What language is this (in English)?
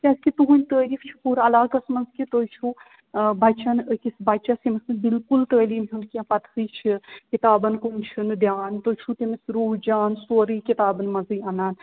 Kashmiri